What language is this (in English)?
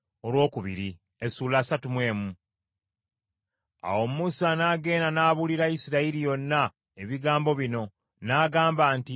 Ganda